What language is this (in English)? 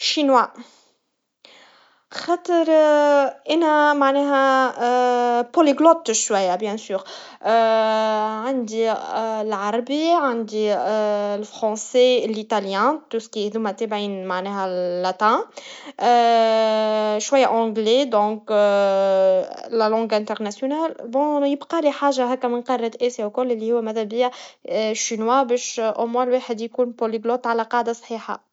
Tunisian Arabic